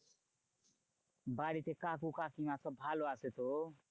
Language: Bangla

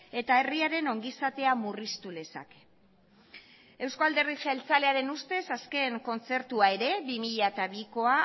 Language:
Basque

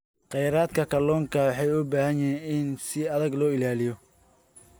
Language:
Somali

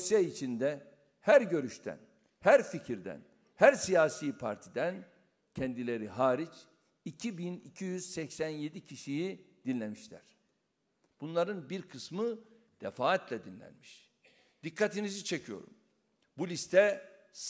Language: Turkish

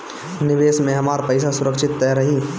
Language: Bhojpuri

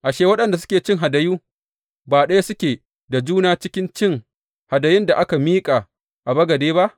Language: Hausa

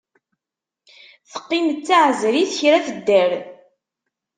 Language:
Kabyle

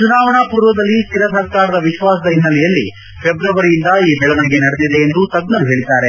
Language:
Kannada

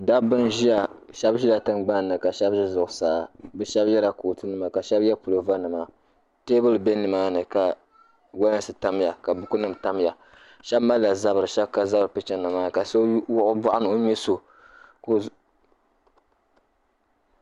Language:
Dagbani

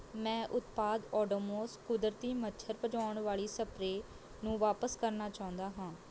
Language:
Punjabi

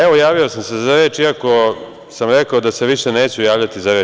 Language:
Serbian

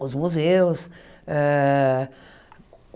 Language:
Portuguese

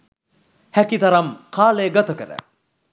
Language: Sinhala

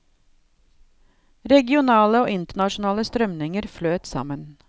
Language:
Norwegian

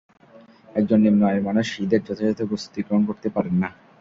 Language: Bangla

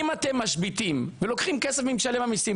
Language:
Hebrew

